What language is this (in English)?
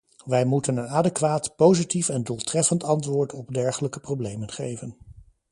Dutch